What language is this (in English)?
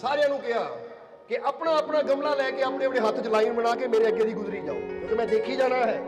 Punjabi